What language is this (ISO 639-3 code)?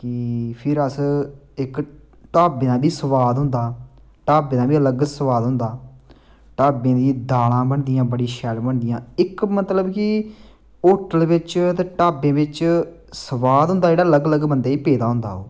doi